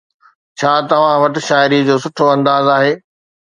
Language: Sindhi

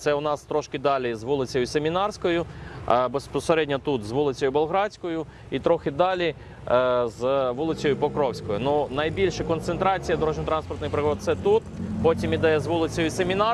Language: Ukrainian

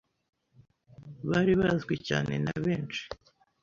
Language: Kinyarwanda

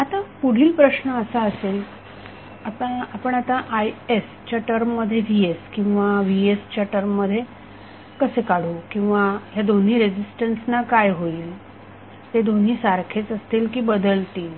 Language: Marathi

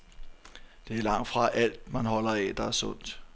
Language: Danish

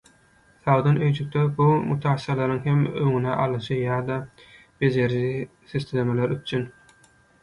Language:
Turkmen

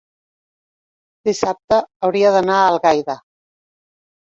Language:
Catalan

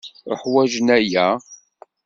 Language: Kabyle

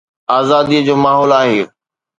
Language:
Sindhi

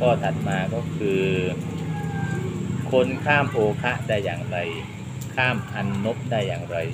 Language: Thai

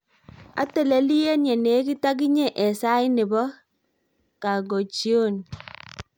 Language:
Kalenjin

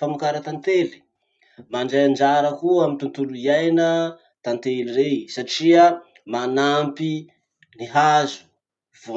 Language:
Masikoro Malagasy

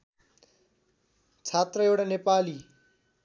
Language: Nepali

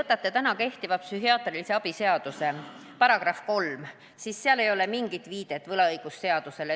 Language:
Estonian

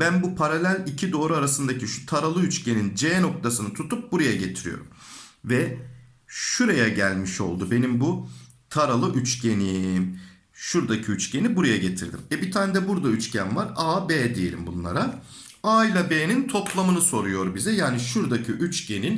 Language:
Turkish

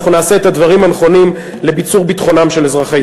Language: Hebrew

